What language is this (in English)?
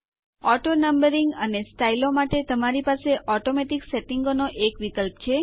Gujarati